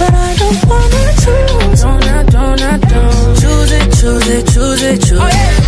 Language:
English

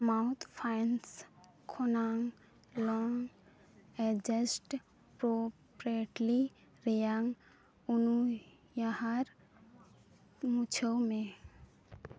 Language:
Santali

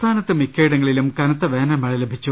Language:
Malayalam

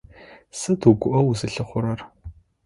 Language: Adyghe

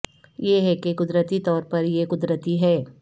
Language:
Urdu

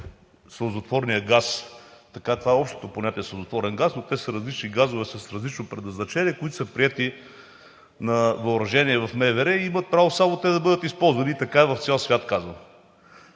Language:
Bulgarian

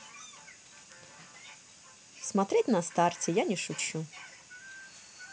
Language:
Russian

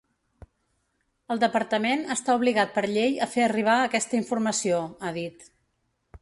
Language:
Catalan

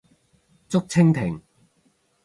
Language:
Cantonese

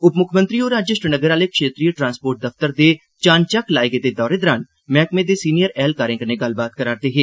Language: Dogri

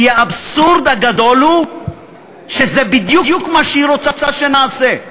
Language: Hebrew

